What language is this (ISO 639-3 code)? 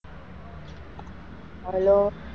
guj